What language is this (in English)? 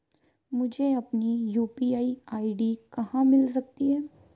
Hindi